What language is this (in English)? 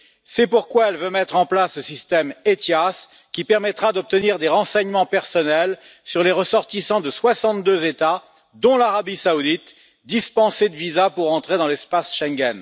French